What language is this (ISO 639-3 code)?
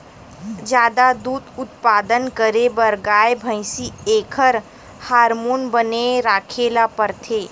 hne